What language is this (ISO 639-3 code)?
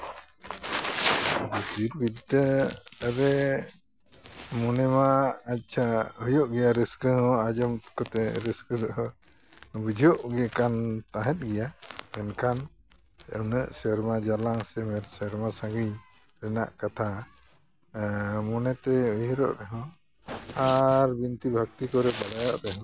sat